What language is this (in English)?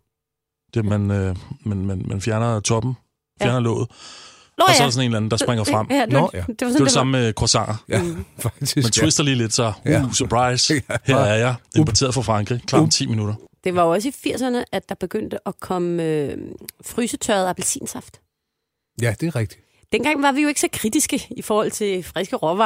Danish